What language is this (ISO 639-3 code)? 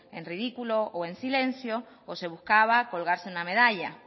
spa